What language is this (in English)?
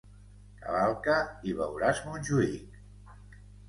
Catalan